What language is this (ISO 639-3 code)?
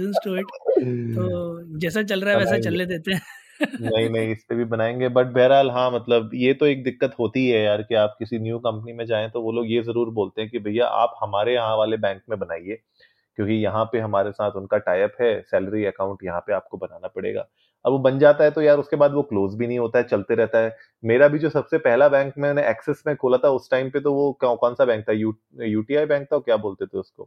hin